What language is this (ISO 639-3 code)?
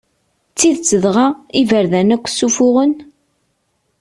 kab